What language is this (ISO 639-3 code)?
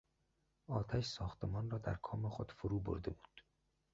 fas